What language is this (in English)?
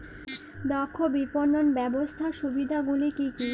Bangla